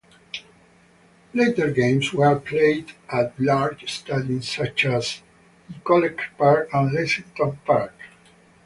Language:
English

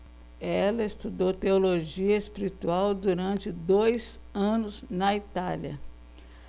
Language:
Portuguese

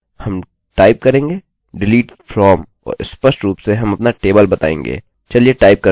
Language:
Hindi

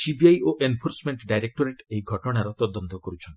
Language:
Odia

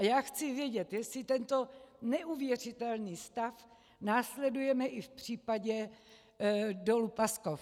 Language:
Czech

